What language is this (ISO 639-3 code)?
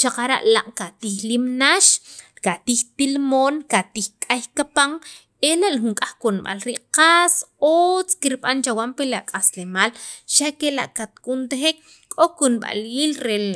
quv